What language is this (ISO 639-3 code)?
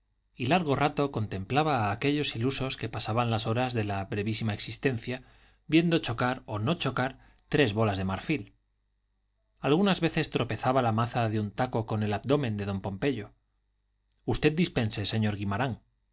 spa